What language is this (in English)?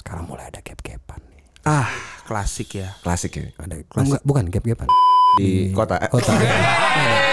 Indonesian